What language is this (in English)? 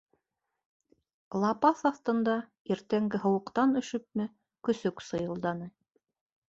Bashkir